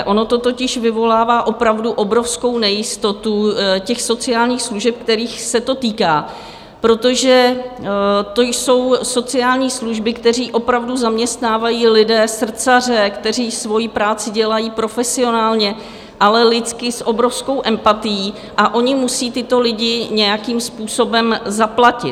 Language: Czech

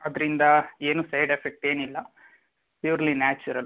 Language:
Kannada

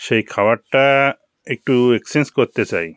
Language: Bangla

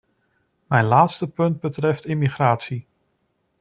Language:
Dutch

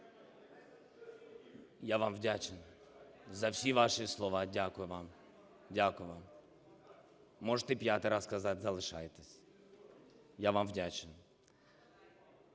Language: Ukrainian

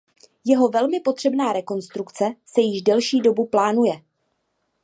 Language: Czech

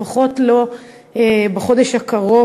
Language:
Hebrew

